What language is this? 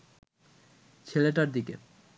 Bangla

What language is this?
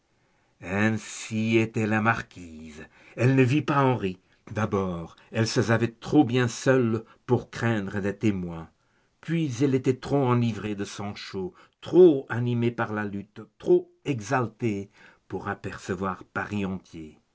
French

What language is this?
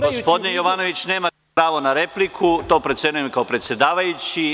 Serbian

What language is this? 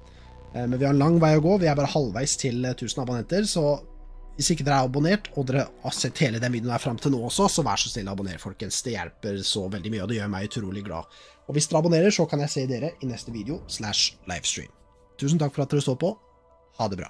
Norwegian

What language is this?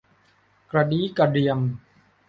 Thai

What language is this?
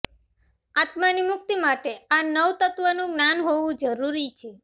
Gujarati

